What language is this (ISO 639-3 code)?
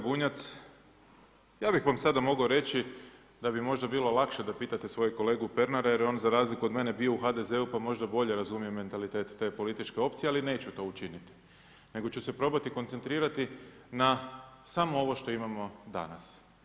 hrv